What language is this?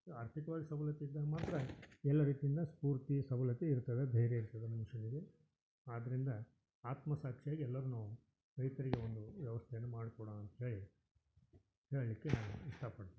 Kannada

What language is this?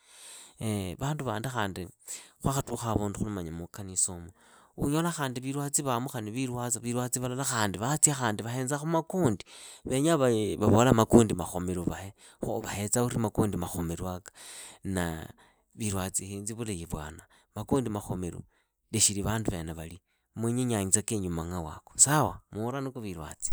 Idakho-Isukha-Tiriki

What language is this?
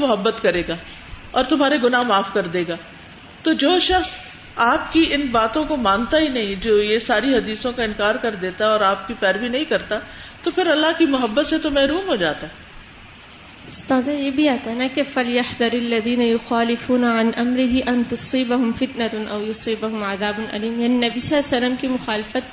Urdu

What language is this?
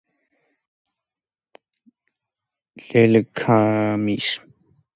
Georgian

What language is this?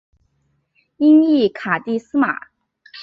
Chinese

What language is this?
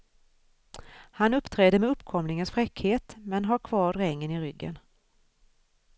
Swedish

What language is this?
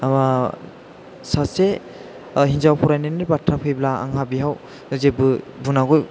Bodo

